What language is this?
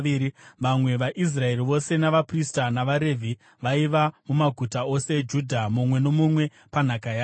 Shona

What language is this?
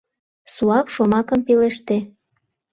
Mari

